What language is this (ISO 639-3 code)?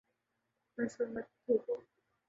urd